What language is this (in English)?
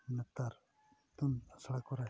Santali